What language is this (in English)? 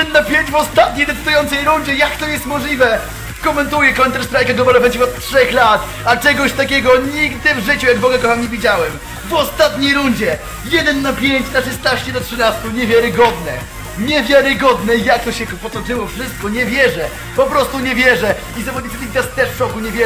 Polish